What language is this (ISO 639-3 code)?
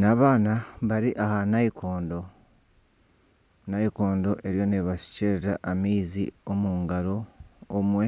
nyn